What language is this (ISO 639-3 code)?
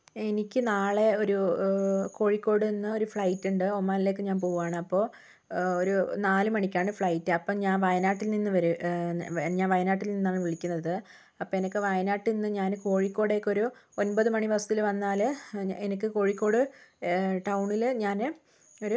mal